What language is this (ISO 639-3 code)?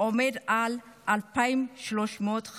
heb